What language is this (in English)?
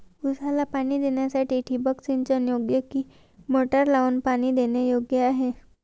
Marathi